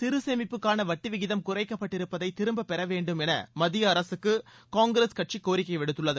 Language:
Tamil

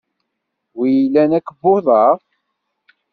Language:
Kabyle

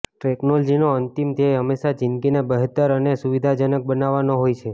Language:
Gujarati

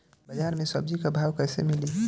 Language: Bhojpuri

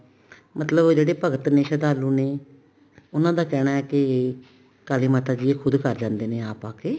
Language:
Punjabi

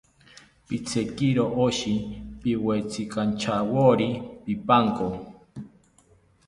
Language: South Ucayali Ashéninka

